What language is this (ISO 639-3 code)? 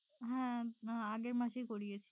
ben